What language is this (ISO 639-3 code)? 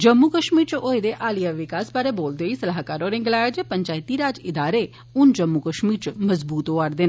doi